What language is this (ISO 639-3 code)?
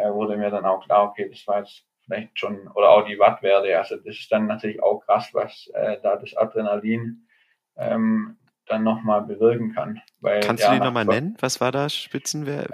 deu